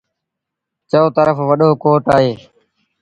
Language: Sindhi Bhil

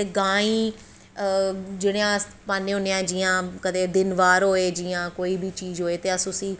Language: Dogri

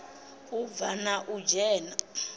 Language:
Venda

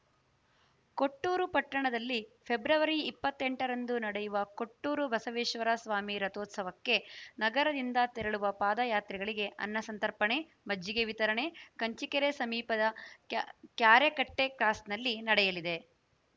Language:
Kannada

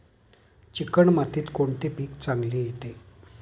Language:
Marathi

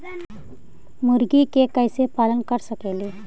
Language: Magahi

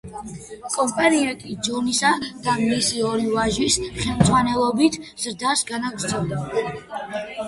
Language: Georgian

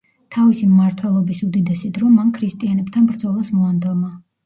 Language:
Georgian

